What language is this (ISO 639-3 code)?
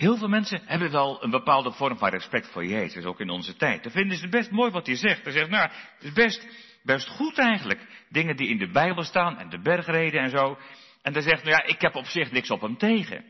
nld